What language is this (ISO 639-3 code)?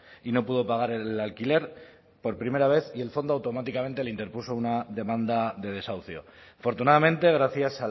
spa